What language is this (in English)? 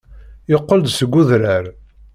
Kabyle